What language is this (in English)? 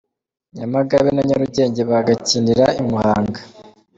Kinyarwanda